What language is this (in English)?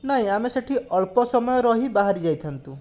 Odia